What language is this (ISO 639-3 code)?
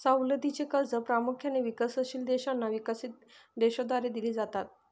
mar